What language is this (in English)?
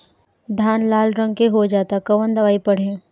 Bhojpuri